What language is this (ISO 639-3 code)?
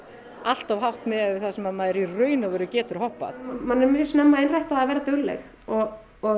isl